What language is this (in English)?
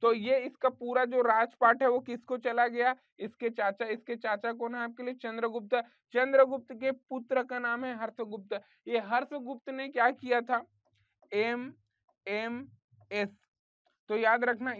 Hindi